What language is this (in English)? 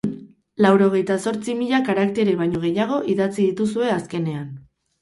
Basque